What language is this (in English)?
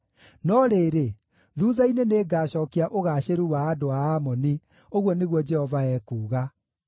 Kikuyu